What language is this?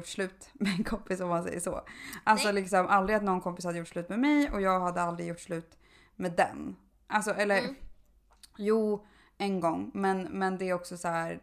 Swedish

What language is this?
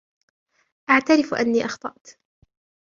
Arabic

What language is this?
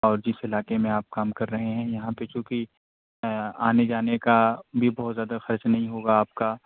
Urdu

